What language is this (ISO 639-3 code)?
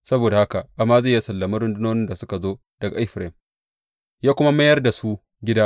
hau